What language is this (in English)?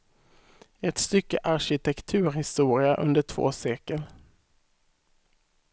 Swedish